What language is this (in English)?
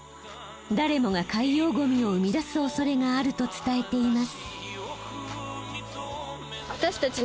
Japanese